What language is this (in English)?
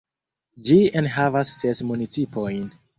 Esperanto